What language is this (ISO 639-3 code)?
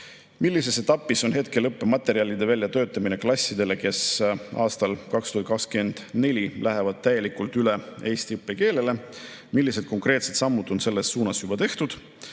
est